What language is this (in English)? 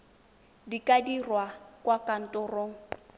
Tswana